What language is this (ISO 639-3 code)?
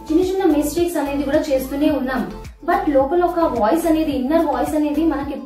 kor